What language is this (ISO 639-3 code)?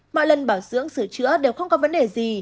vie